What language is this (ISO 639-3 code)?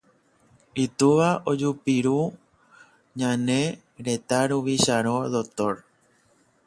grn